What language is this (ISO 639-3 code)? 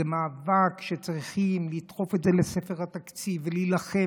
heb